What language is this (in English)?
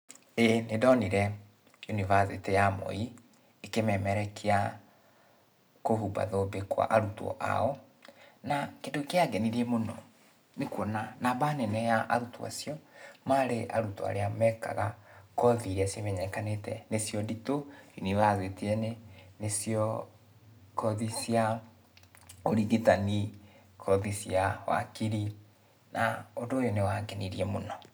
Kikuyu